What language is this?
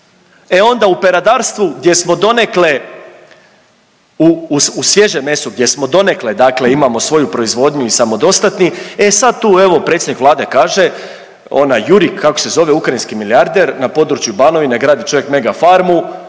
Croatian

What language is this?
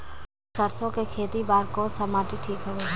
Chhattisgarhi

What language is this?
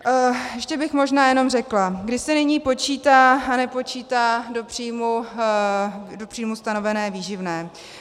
Czech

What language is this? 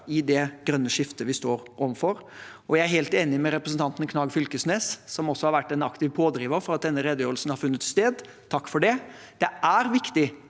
Norwegian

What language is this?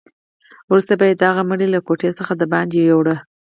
Pashto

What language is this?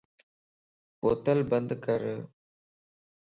Lasi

